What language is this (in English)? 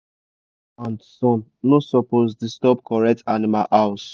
Nigerian Pidgin